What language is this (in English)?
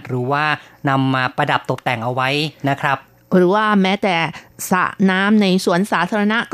Thai